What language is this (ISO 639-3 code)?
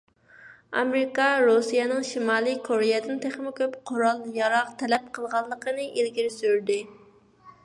uig